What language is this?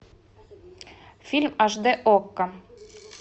Russian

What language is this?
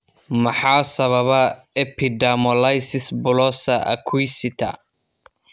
Somali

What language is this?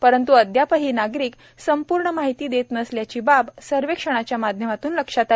Marathi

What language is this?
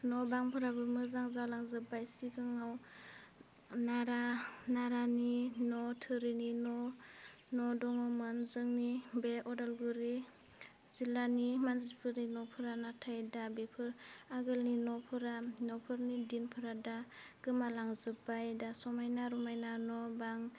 Bodo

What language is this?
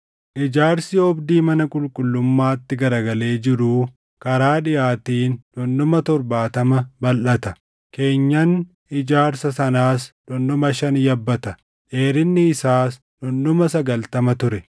Oromo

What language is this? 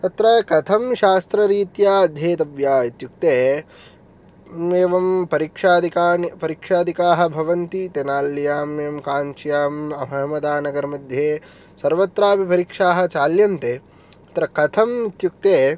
Sanskrit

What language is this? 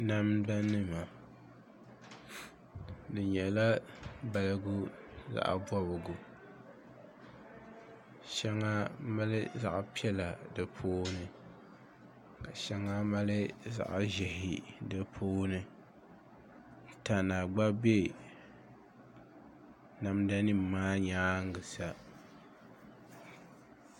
Dagbani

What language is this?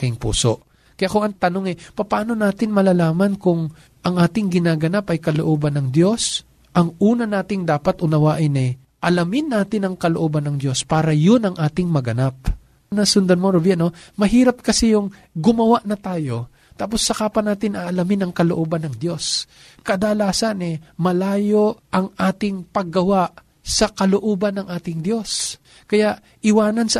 Filipino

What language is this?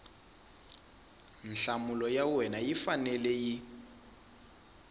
Tsonga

